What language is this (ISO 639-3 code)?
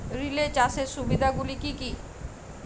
ben